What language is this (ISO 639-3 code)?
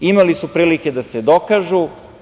srp